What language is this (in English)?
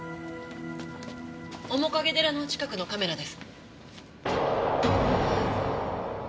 Japanese